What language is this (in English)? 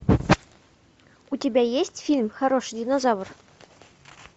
Russian